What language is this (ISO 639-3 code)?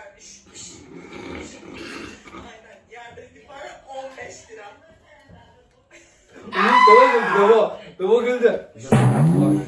tur